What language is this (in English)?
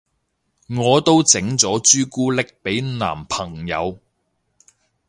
Cantonese